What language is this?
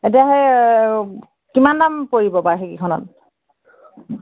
Assamese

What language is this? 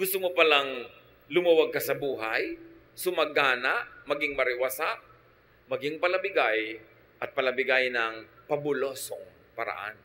Filipino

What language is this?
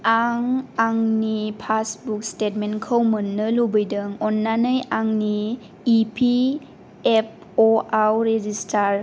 Bodo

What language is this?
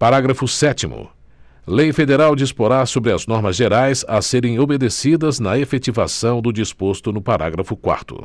Portuguese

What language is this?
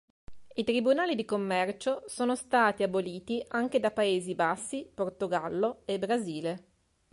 Italian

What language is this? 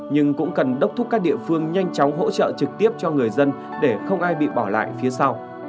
Vietnamese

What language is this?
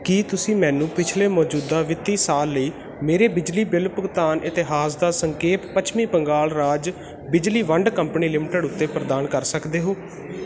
Punjabi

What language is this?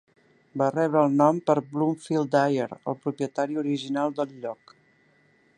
Catalan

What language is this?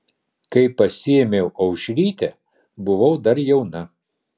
Lithuanian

